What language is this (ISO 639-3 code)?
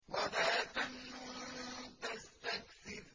ara